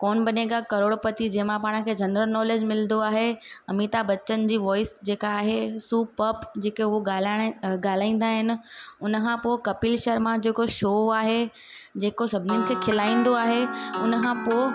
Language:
Sindhi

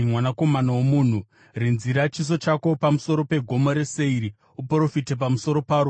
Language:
Shona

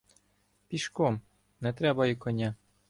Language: Ukrainian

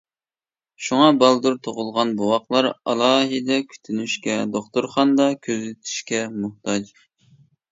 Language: Uyghur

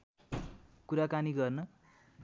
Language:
Nepali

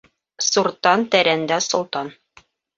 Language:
Bashkir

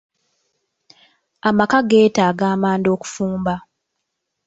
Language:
Ganda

